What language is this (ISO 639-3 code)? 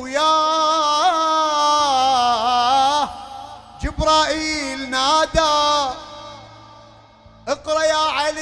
ara